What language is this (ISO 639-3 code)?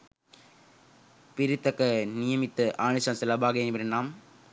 sin